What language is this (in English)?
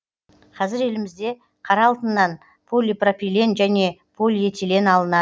Kazakh